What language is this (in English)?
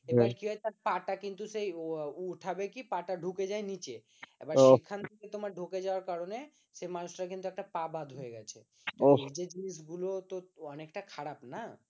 Bangla